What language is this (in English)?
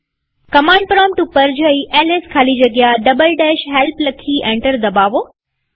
Gujarati